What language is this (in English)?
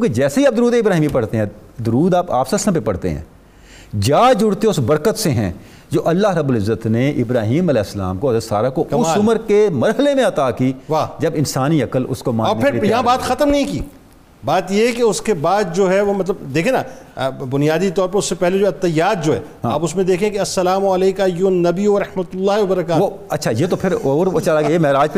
Urdu